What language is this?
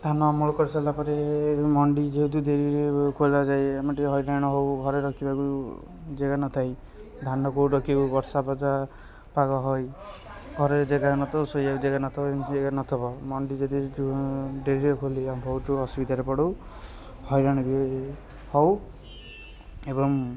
Odia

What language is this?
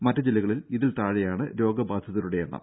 Malayalam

